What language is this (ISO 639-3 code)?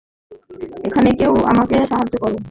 ben